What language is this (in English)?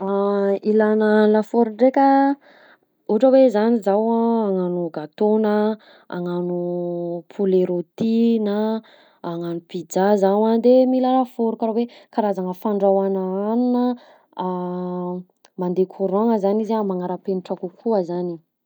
Southern Betsimisaraka Malagasy